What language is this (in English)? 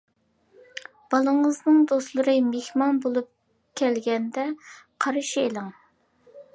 Uyghur